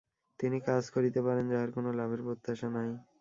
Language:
Bangla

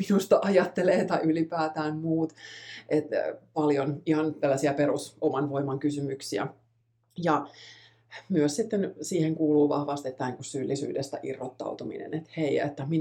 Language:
Finnish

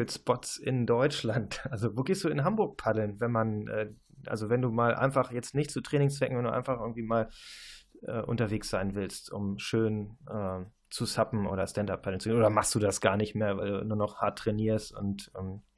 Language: German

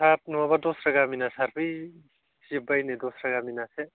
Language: Bodo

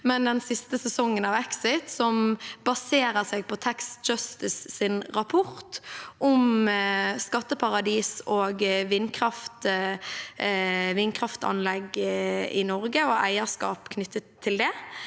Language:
Norwegian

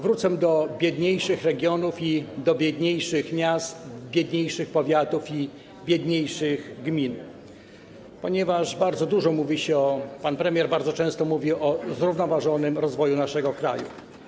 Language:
Polish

